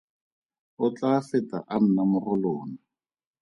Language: Tswana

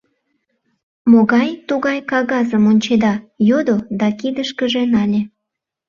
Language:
Mari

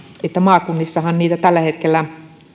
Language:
Finnish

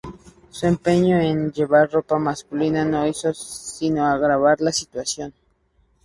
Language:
Spanish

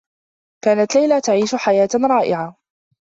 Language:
Arabic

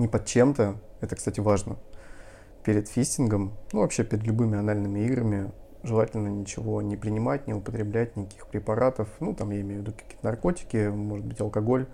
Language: Russian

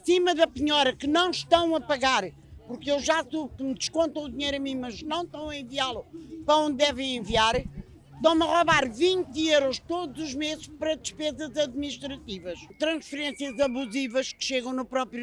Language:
Portuguese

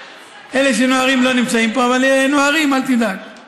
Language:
Hebrew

